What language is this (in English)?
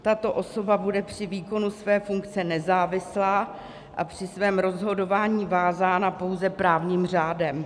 Czech